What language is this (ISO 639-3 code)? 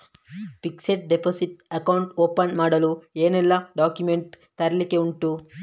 kan